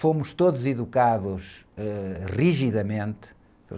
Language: Portuguese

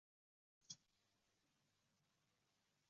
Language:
Uzbek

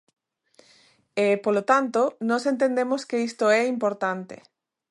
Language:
Galician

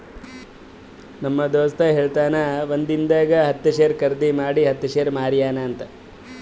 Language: Kannada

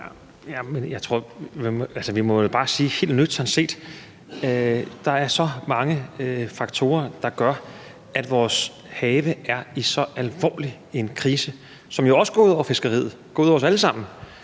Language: Danish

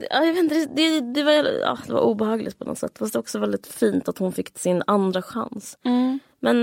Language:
Swedish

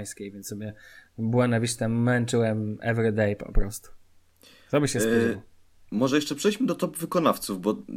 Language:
Polish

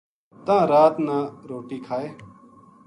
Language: Gujari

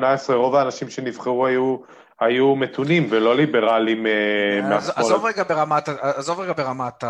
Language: Hebrew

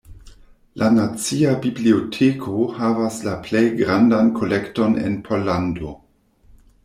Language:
Esperanto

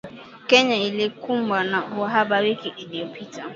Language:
Swahili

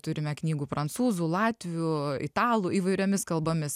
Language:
Lithuanian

